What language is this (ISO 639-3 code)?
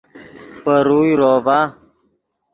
ydg